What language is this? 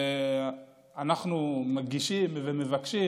Hebrew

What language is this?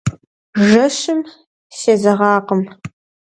Kabardian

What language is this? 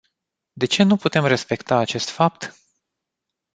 Romanian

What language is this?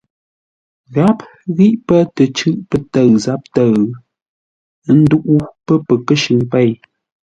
Ngombale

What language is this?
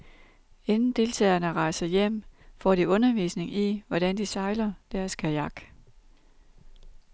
Danish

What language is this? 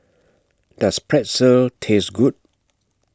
English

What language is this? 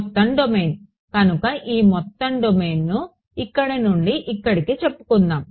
Telugu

